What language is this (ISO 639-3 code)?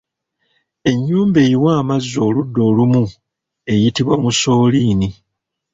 lug